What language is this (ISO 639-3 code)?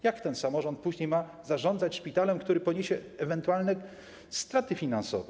pol